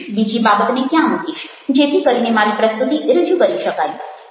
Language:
Gujarati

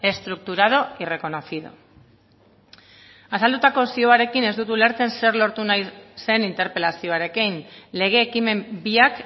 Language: Basque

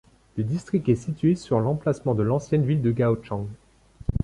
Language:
French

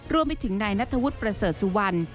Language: Thai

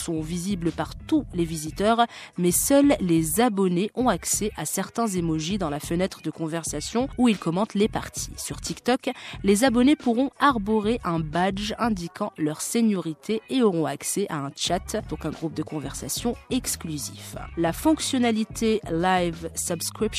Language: French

